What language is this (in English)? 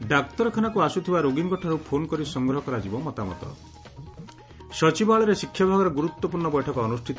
Odia